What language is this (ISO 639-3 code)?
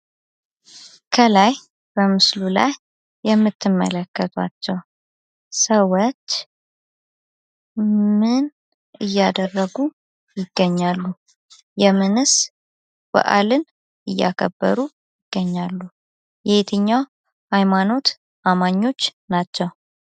amh